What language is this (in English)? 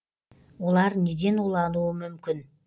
Kazakh